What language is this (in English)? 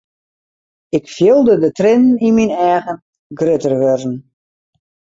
Western Frisian